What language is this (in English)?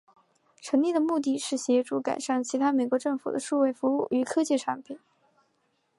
Chinese